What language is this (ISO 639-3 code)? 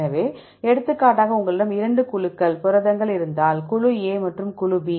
tam